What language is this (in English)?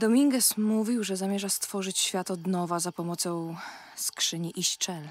Polish